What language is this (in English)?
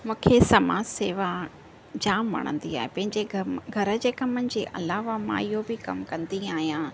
Sindhi